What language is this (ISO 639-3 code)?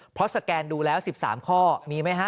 tha